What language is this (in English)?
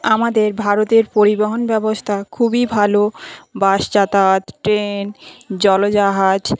Bangla